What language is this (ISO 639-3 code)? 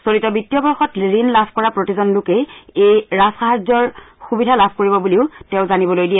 asm